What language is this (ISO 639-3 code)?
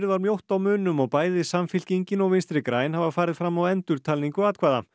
isl